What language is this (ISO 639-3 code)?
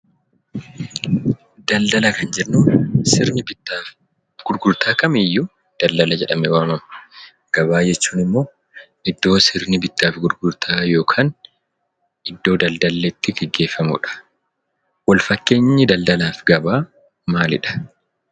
orm